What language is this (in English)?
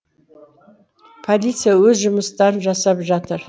Kazakh